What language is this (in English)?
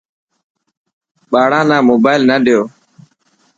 Dhatki